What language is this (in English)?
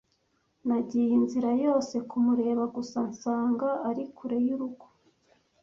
Kinyarwanda